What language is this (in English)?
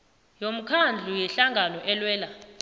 South Ndebele